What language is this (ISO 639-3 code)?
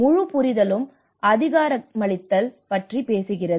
tam